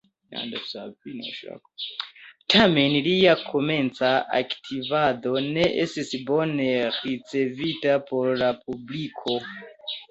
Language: Esperanto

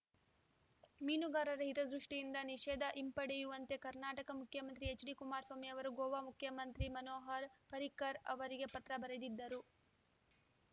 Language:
Kannada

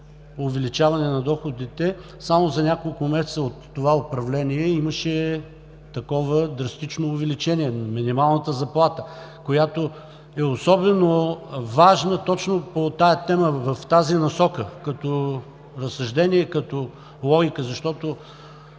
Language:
Bulgarian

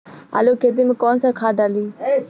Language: Bhojpuri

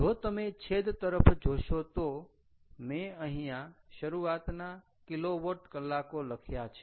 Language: Gujarati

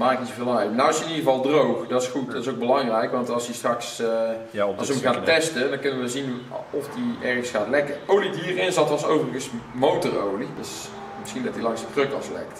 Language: Dutch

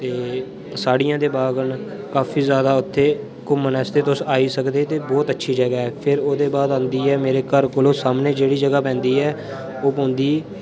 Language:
Dogri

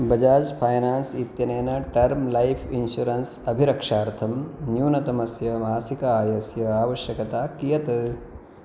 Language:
Sanskrit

